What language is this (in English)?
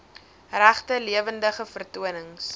Afrikaans